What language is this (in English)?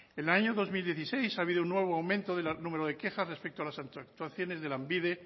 Spanish